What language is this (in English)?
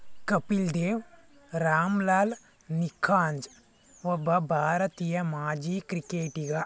Kannada